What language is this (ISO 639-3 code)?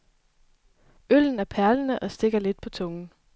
dan